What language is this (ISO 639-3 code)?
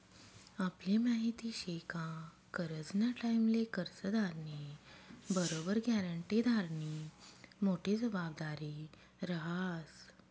mar